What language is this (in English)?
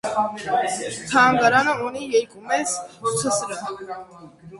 Armenian